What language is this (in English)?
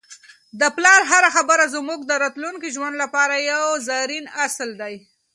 Pashto